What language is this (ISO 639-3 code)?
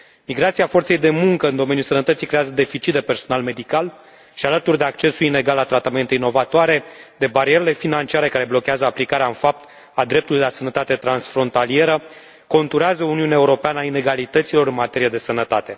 ron